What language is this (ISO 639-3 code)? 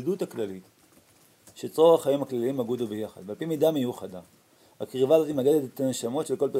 heb